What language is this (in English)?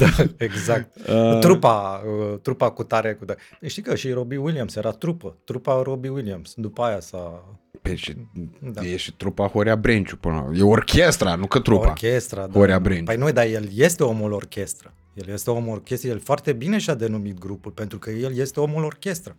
Romanian